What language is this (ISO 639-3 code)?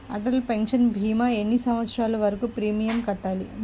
tel